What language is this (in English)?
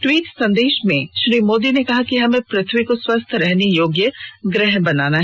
Hindi